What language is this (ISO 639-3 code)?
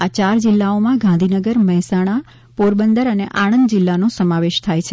guj